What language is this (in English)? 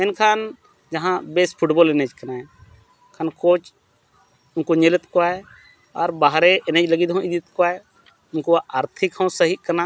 Santali